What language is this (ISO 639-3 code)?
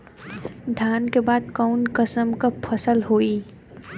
bho